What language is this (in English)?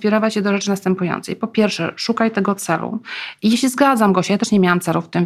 Polish